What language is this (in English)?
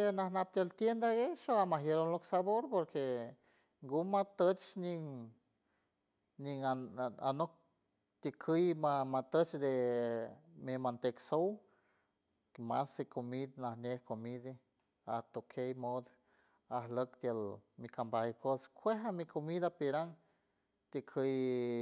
San Francisco Del Mar Huave